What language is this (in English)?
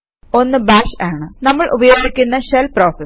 Malayalam